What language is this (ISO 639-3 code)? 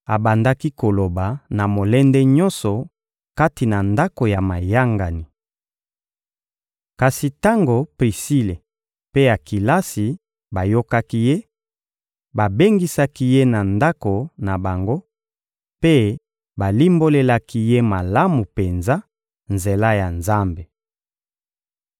lin